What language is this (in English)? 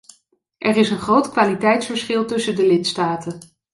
Dutch